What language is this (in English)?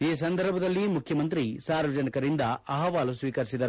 Kannada